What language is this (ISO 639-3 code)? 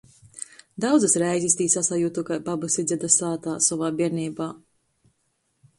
ltg